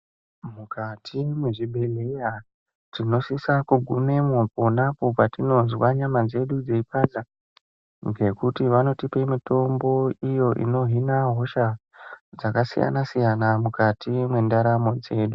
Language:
Ndau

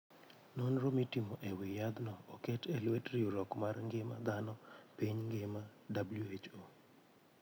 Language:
Luo (Kenya and Tanzania)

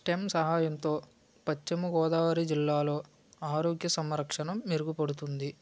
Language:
Telugu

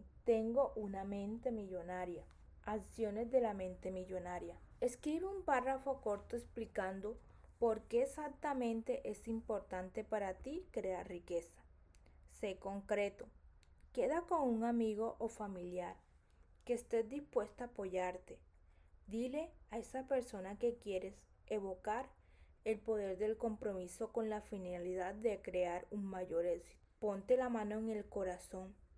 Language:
Spanish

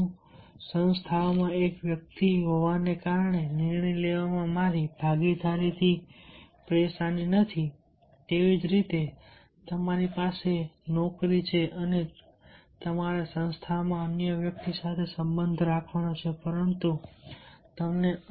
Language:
Gujarati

